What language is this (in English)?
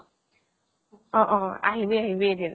Assamese